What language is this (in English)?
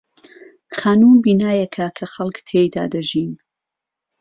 Central Kurdish